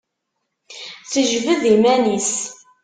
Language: Kabyle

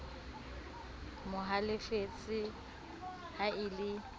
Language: Southern Sotho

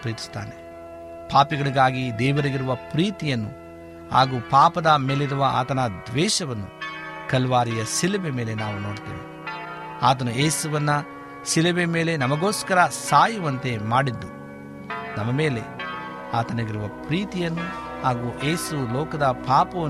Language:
Kannada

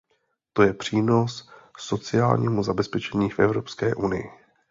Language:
Czech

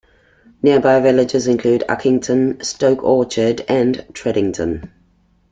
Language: English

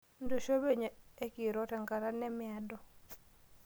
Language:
Masai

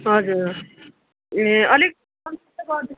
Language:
Nepali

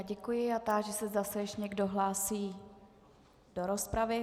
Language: Czech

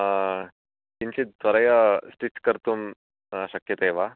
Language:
Sanskrit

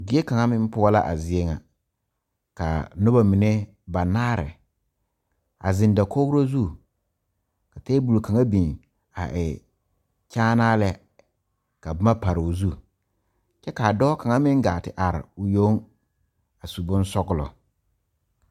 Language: Southern Dagaare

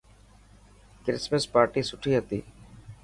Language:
Dhatki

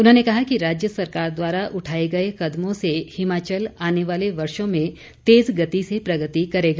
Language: Hindi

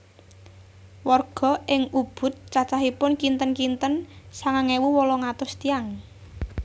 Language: Javanese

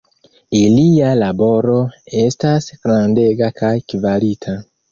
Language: Esperanto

